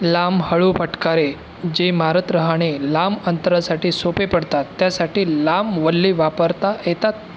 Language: Marathi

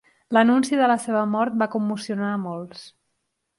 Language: Catalan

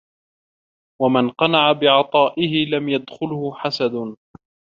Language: Arabic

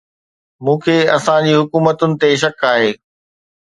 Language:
Sindhi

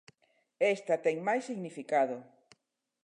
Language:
Galician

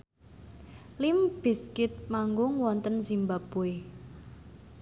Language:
Javanese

